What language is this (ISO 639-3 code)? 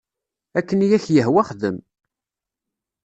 kab